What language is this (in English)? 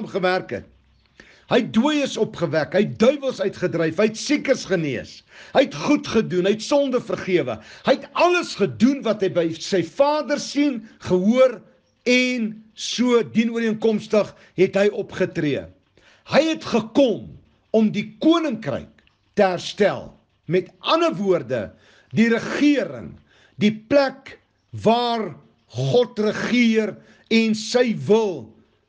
Dutch